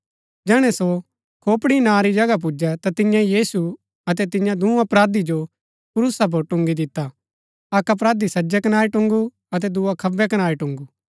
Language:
Gaddi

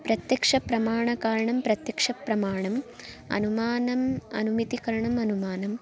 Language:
Sanskrit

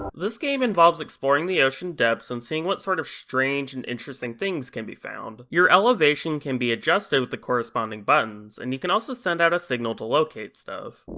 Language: English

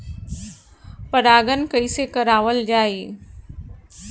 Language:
Bhojpuri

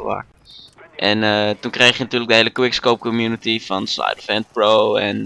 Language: Dutch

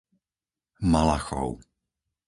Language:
Slovak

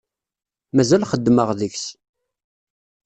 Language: Kabyle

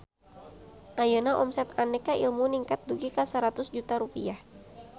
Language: Sundanese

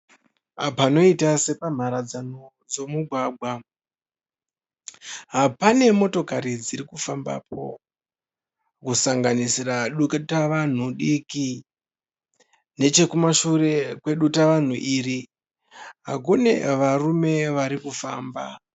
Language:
Shona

